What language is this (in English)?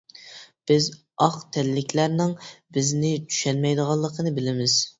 Uyghur